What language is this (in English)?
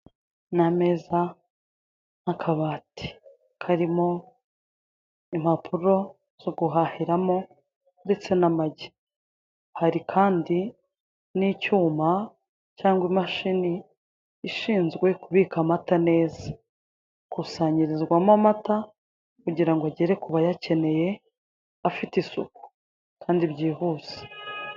Kinyarwanda